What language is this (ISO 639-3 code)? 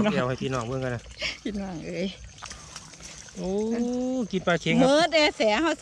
tha